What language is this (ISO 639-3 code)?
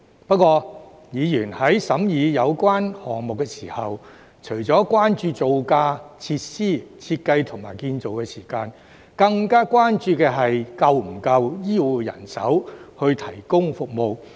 yue